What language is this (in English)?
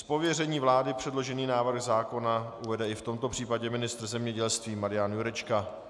Czech